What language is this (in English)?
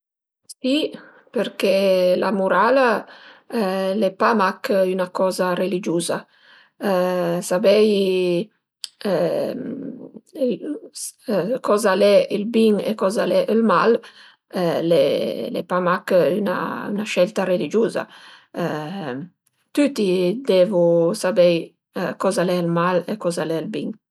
Piedmontese